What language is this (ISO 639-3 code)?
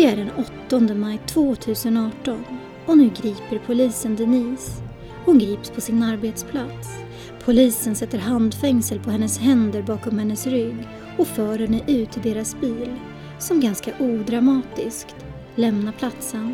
swe